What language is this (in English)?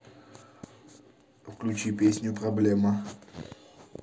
Russian